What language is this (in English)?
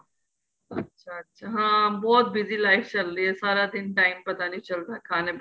Punjabi